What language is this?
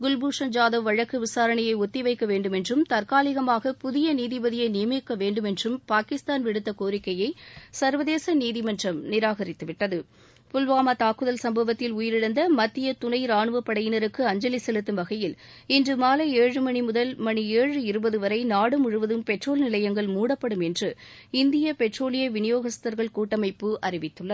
Tamil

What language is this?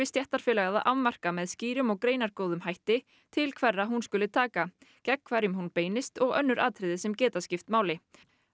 Icelandic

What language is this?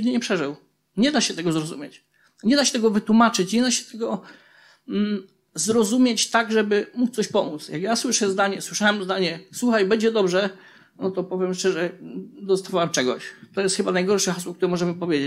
Polish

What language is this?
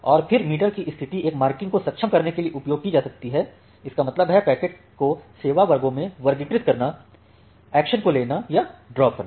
Hindi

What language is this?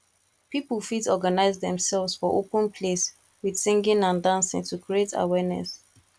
Nigerian Pidgin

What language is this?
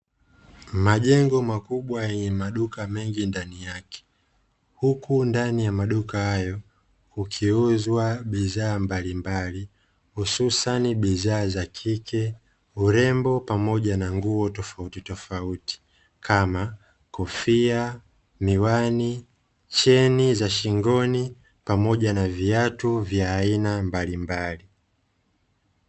Swahili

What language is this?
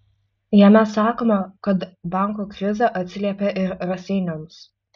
Lithuanian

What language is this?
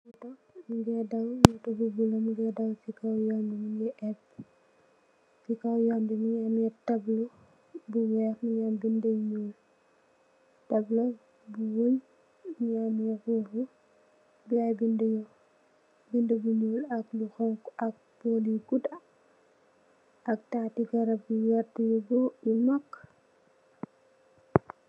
Wolof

